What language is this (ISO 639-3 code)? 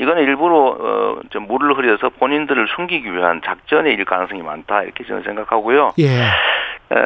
kor